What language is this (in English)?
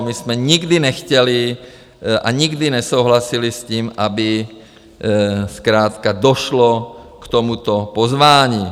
Czech